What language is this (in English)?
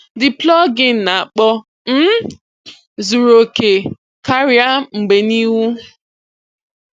Igbo